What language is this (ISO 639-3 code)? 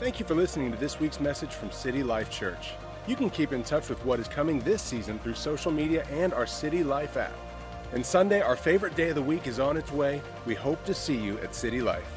eng